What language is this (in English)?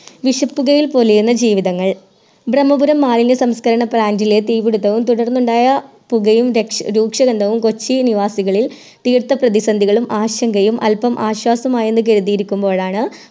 Malayalam